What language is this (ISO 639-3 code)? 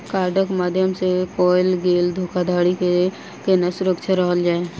mai